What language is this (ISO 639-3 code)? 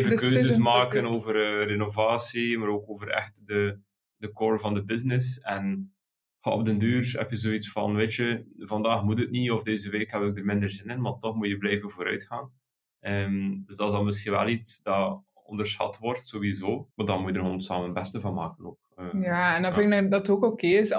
nld